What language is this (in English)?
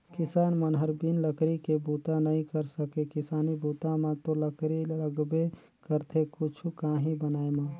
Chhattisgarhi